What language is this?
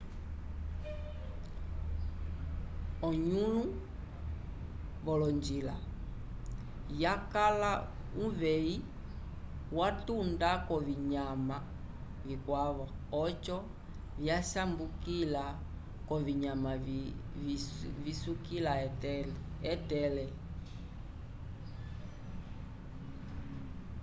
Umbundu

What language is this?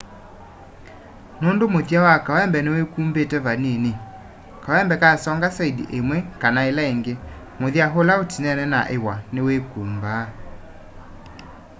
Kamba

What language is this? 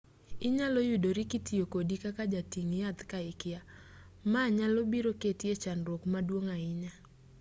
Luo (Kenya and Tanzania)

